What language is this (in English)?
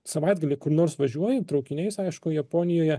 Lithuanian